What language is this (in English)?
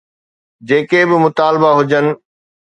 Sindhi